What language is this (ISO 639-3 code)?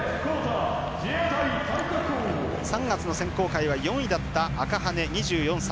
jpn